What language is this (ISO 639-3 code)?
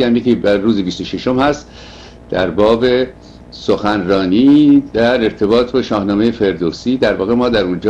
fas